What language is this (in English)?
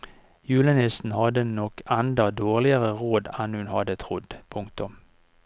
Norwegian